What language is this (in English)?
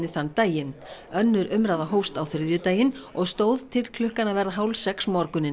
Icelandic